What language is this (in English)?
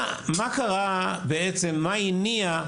Hebrew